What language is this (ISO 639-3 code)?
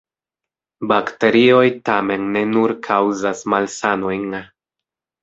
epo